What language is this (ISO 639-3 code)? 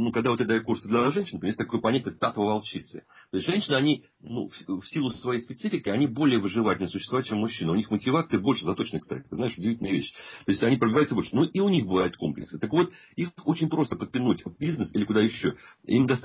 rus